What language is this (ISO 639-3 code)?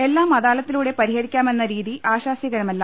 mal